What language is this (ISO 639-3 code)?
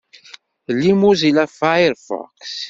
kab